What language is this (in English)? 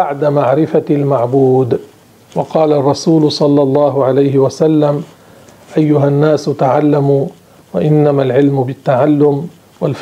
Arabic